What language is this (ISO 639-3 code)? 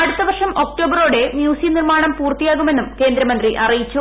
mal